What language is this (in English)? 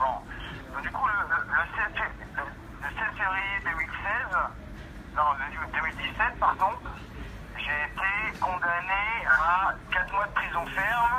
French